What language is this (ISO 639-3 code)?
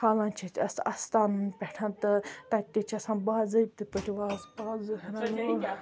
kas